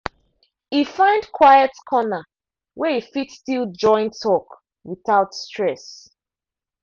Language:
Nigerian Pidgin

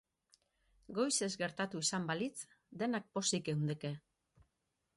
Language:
Basque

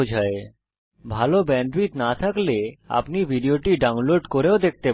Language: Bangla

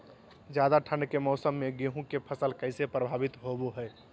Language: Magahi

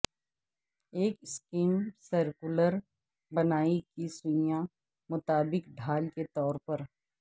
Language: Urdu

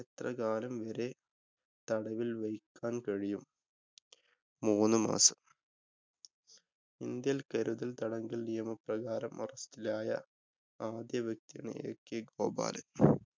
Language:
Malayalam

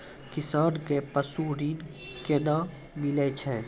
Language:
Maithili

